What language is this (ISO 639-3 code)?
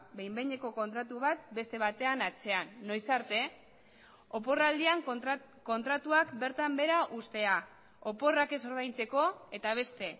eus